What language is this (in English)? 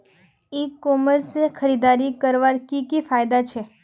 Magahi